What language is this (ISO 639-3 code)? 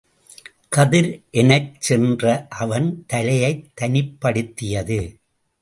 tam